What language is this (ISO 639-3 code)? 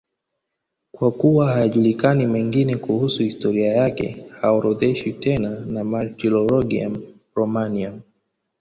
swa